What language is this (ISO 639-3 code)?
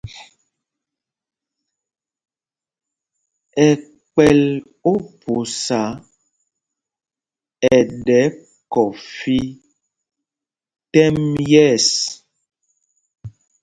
mgg